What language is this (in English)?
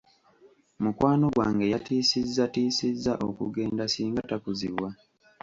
Ganda